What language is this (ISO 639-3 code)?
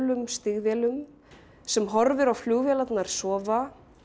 isl